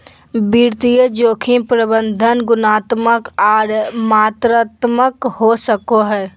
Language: Magahi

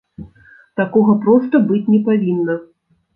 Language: Belarusian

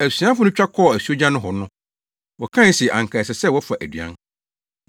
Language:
Akan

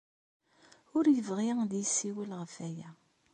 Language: Kabyle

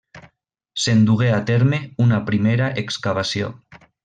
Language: Catalan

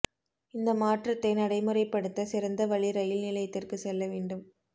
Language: Tamil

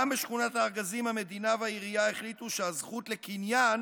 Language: Hebrew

